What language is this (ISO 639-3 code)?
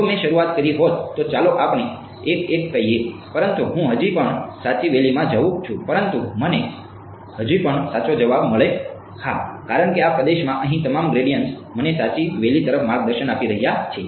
guj